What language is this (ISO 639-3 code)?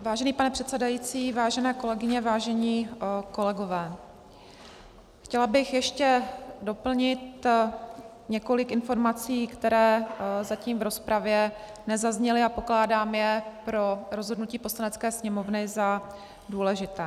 ces